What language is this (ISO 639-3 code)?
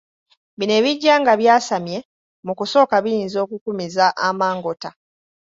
lug